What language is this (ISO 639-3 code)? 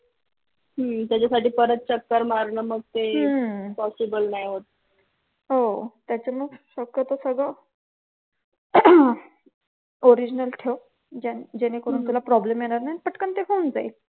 mar